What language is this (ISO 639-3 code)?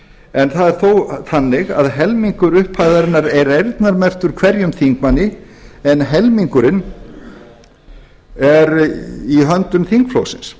isl